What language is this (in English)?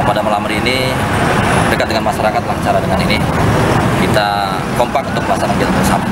Indonesian